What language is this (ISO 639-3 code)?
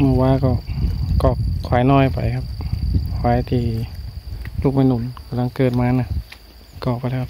tha